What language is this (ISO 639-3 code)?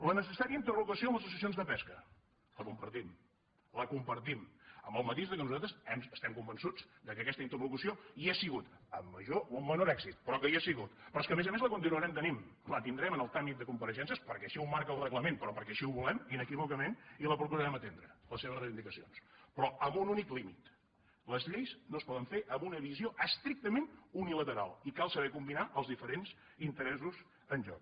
cat